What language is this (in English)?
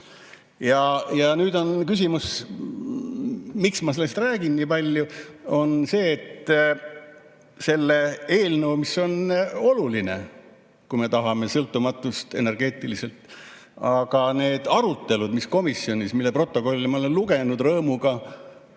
Estonian